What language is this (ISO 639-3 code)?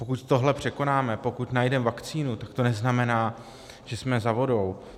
ces